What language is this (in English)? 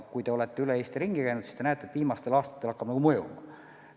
Estonian